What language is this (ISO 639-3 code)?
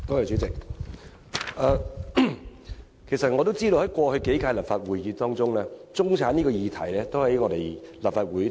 yue